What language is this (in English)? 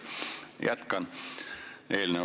Estonian